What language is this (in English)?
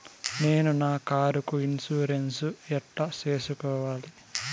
Telugu